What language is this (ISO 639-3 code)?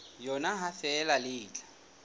sot